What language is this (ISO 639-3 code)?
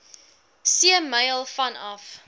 afr